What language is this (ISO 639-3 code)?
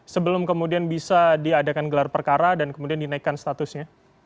ind